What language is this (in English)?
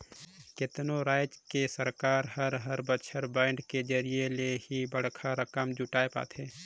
Chhattisgarhi